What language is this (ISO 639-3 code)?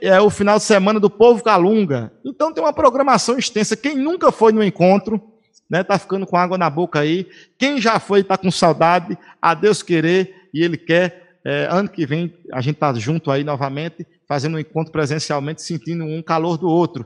por